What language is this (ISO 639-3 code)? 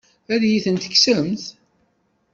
kab